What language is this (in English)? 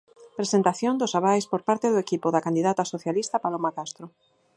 Galician